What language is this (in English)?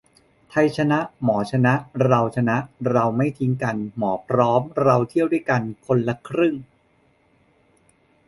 Thai